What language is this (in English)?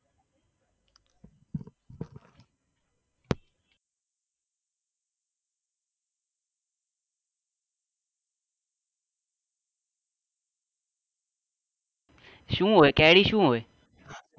Gujarati